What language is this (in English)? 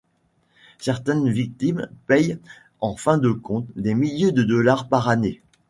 French